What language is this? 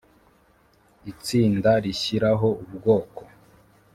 Kinyarwanda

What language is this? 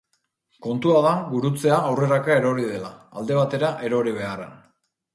Basque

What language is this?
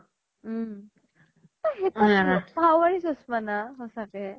Assamese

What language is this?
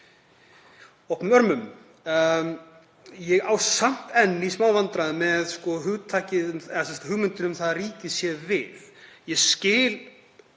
Icelandic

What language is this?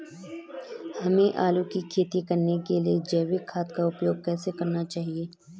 Hindi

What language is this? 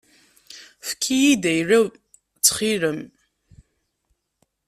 Kabyle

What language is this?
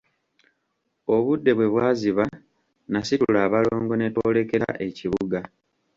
Ganda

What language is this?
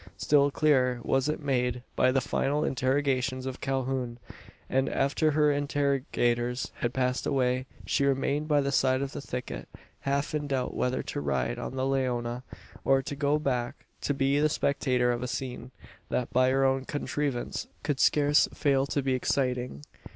English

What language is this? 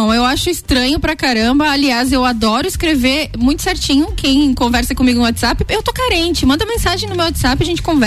Portuguese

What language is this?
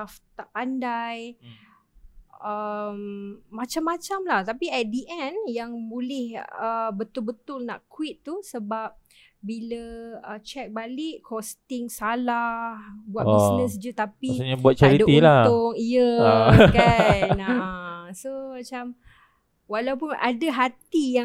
Malay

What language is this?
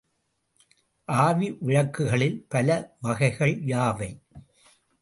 Tamil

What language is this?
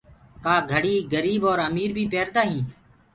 Gurgula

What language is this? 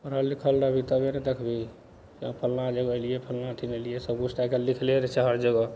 Maithili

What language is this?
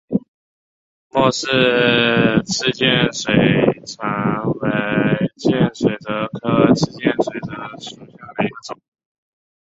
Chinese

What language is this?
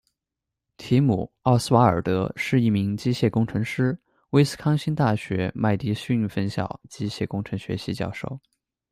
Chinese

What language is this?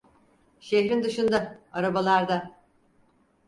Turkish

